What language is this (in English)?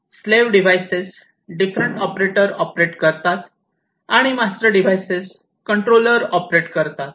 Marathi